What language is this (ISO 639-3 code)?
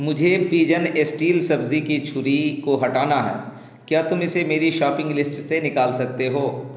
urd